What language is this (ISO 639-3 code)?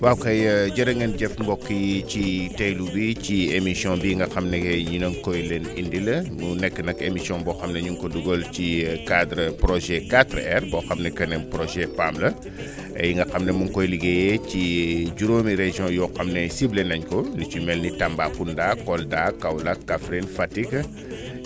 wol